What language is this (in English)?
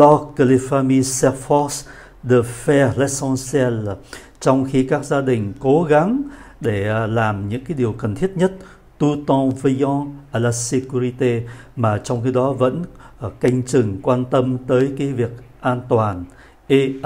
Vietnamese